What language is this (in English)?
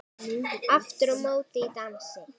Icelandic